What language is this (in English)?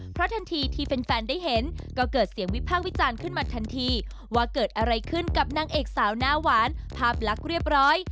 Thai